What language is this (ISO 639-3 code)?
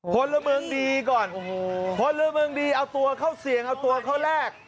tha